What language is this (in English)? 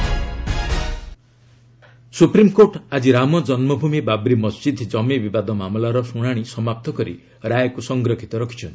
Odia